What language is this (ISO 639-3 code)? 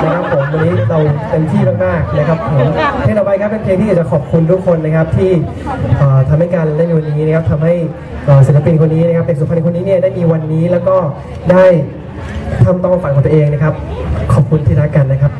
tha